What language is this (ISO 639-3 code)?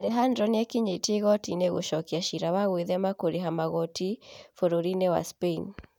kik